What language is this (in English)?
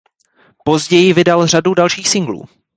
Czech